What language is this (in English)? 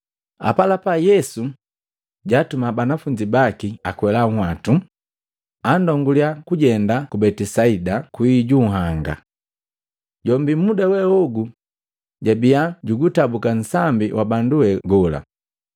Matengo